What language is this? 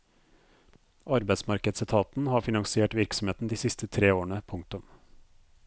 Norwegian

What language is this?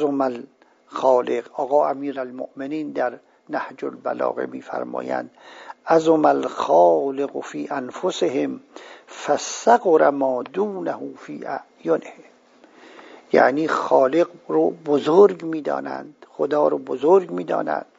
Persian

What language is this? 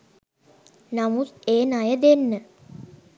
Sinhala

